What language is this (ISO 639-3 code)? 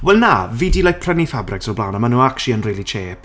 cym